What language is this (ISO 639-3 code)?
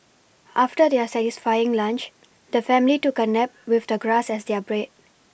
eng